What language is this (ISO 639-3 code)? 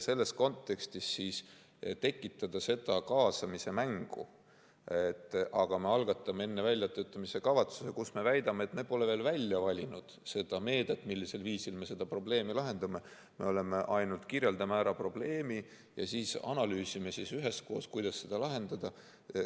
est